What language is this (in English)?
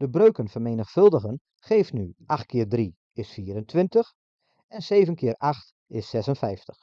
Dutch